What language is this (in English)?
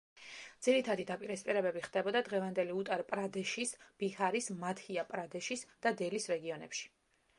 Georgian